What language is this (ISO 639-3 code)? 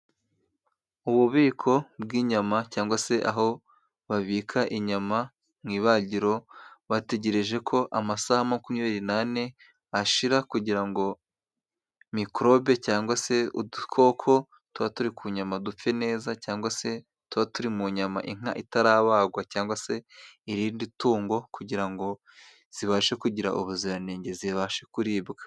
kin